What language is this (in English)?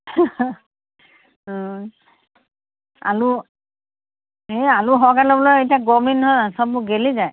Assamese